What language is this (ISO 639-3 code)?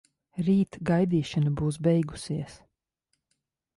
lav